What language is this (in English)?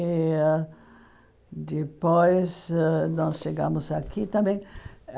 Portuguese